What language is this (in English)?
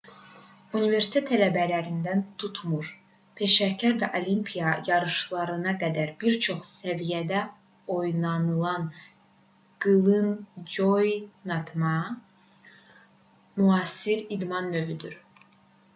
Azerbaijani